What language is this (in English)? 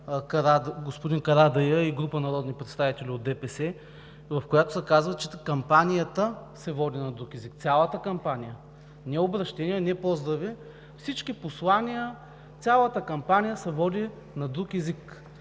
Bulgarian